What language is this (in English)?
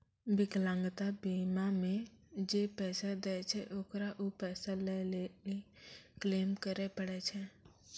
Maithili